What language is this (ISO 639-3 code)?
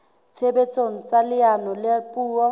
sot